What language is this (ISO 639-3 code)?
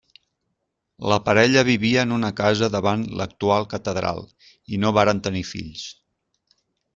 cat